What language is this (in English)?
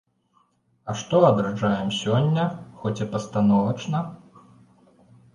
Belarusian